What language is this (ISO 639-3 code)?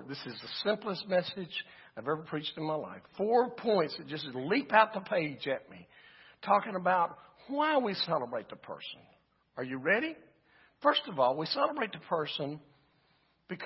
eng